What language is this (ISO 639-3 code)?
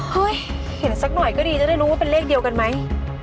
tha